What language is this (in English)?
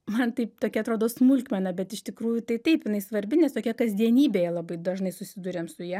Lithuanian